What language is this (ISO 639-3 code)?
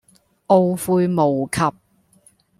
yue